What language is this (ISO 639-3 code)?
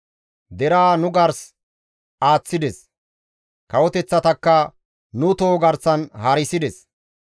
gmv